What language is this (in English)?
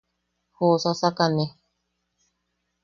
Yaqui